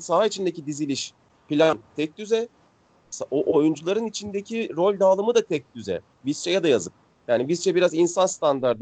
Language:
Turkish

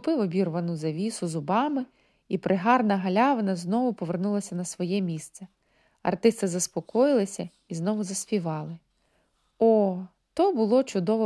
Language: Ukrainian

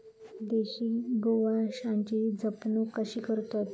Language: Marathi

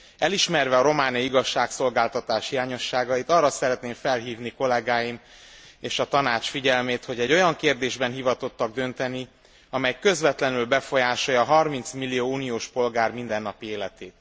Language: Hungarian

